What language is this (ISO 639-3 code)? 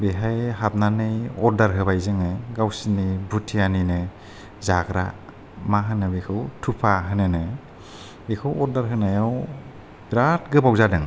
brx